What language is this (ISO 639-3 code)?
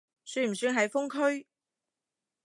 yue